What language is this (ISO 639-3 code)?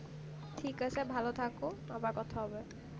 ben